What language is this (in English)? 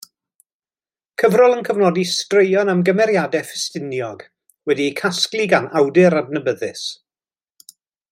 Welsh